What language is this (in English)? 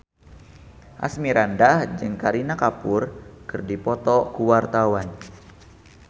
Sundanese